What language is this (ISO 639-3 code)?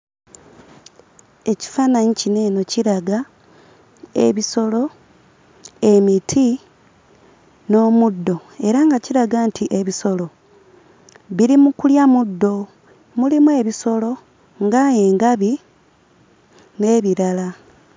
lug